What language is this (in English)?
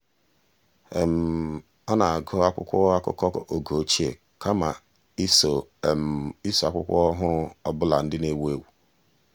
Igbo